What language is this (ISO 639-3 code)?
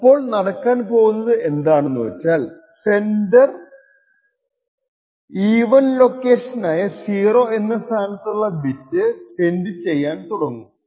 mal